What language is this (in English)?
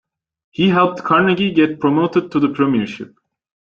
English